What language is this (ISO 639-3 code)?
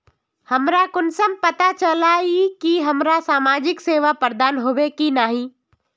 mag